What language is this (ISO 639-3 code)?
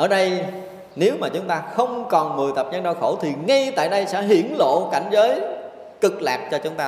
vie